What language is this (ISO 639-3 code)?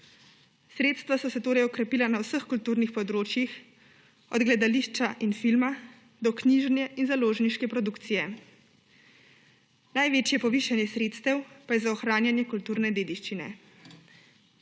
slv